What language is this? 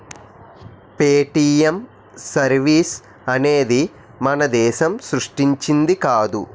Telugu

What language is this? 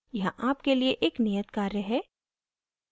Hindi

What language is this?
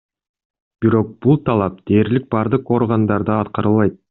Kyrgyz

